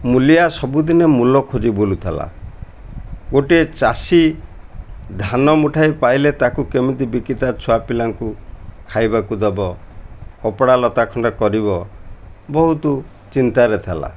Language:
Odia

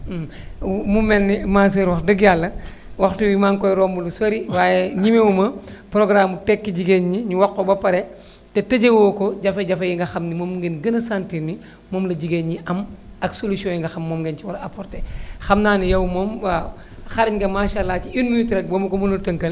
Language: Wolof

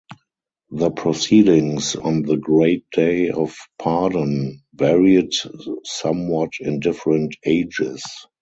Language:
English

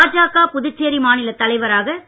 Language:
Tamil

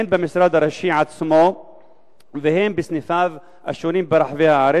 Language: Hebrew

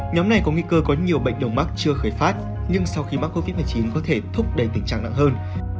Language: Vietnamese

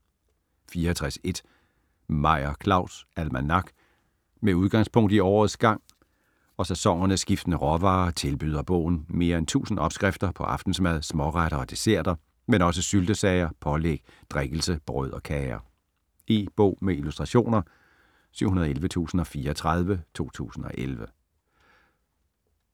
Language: Danish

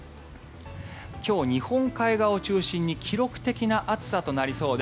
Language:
Japanese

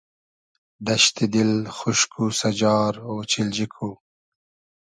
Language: Hazaragi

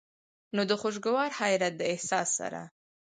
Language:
Pashto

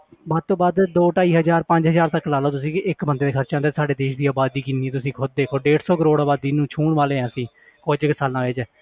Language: Punjabi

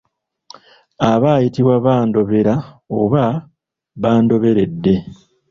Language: Ganda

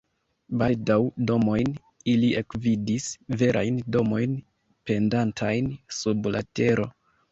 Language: Esperanto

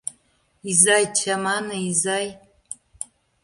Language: Mari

